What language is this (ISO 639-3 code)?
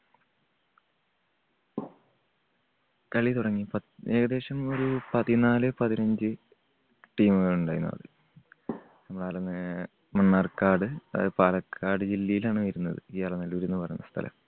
mal